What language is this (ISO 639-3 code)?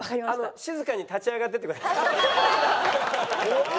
jpn